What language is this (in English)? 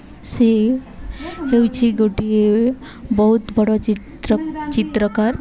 Odia